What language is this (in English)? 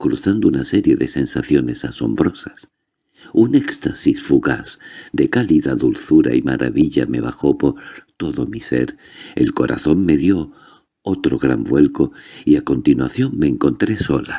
Spanish